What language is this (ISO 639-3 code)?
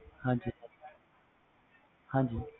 pan